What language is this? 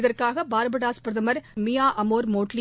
Tamil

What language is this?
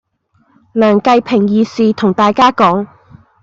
Cantonese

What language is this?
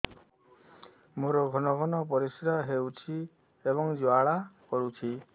Odia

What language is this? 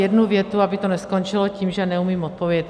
Czech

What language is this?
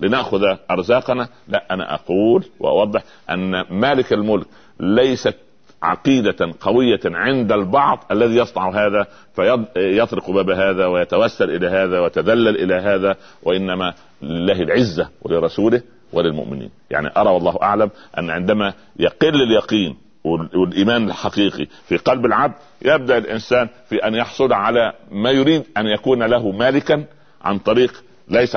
Arabic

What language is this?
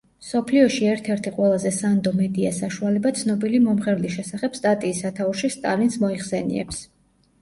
Georgian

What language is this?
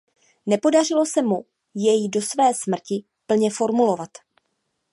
Czech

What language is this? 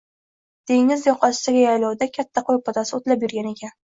Uzbek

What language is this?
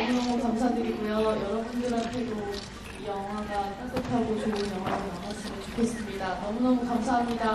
Korean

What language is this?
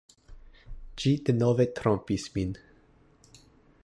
Esperanto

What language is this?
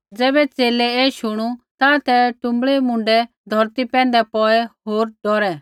Kullu Pahari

